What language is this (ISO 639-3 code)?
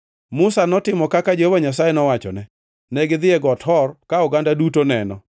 luo